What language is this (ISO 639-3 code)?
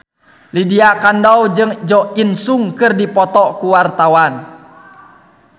sun